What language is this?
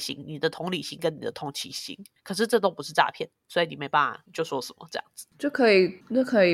Chinese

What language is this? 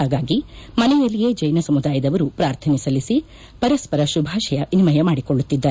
Kannada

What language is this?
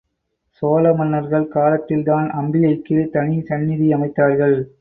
Tamil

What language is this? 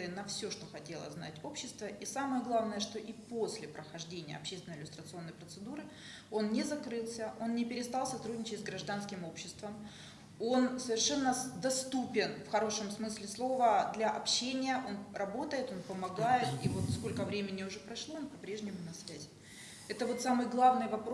Russian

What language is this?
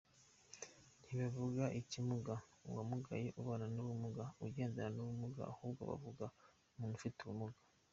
Kinyarwanda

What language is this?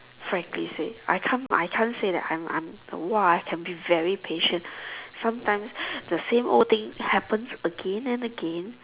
English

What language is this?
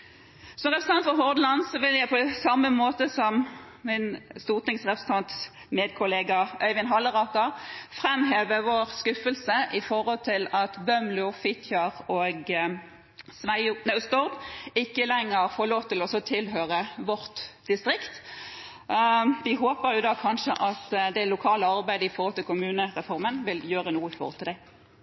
Norwegian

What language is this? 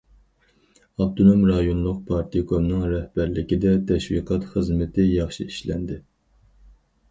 Uyghur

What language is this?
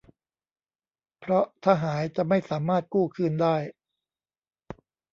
Thai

